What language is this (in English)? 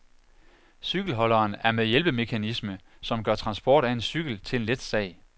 Danish